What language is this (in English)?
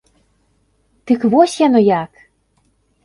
Belarusian